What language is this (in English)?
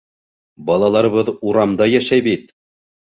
Bashkir